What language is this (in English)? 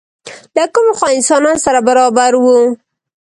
Pashto